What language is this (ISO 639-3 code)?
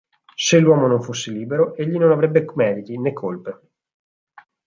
ita